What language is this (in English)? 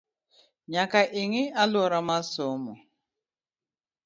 Luo (Kenya and Tanzania)